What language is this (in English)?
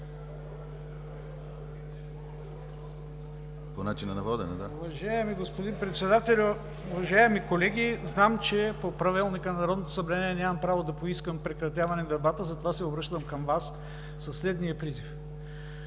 Bulgarian